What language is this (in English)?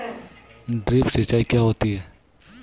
Hindi